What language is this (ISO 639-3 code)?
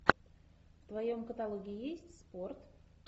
rus